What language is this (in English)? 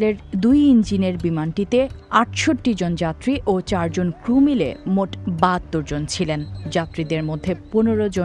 Bangla